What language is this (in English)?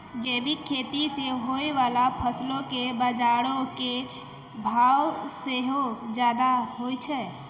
Maithili